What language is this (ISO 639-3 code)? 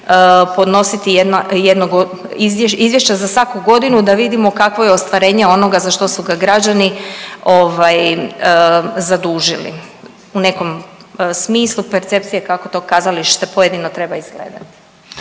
hrv